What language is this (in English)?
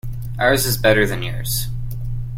English